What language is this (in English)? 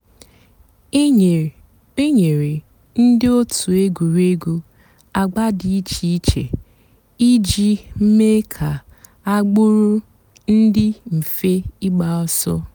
Igbo